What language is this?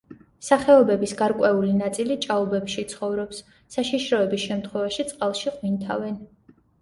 Georgian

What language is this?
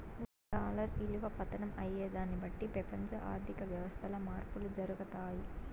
Telugu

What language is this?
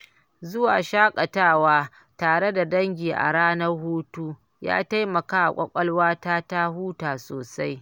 Hausa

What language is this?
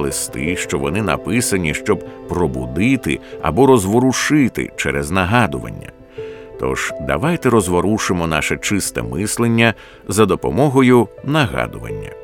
Ukrainian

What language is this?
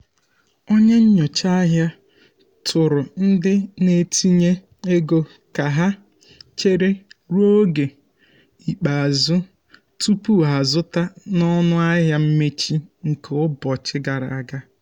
Igbo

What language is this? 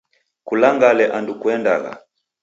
Taita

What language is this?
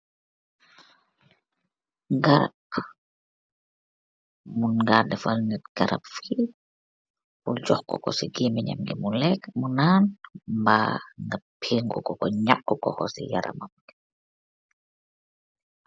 Wolof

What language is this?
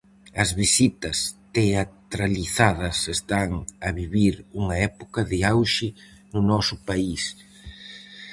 Galician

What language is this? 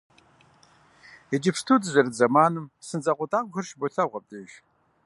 Kabardian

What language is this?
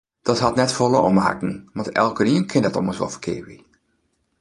Western Frisian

